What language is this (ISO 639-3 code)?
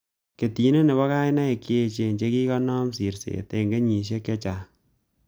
kln